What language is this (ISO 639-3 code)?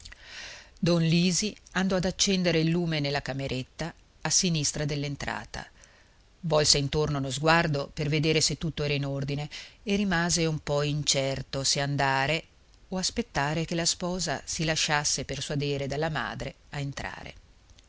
ita